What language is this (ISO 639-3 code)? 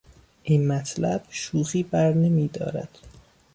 fas